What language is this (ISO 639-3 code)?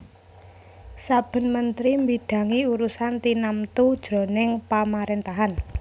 jav